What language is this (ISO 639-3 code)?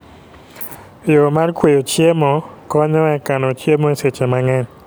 luo